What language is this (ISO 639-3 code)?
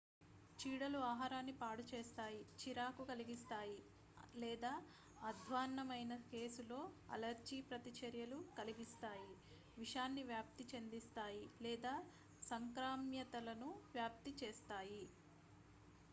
tel